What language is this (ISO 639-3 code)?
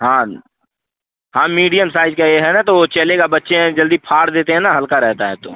hin